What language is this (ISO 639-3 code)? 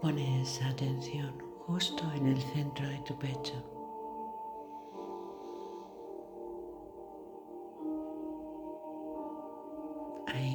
spa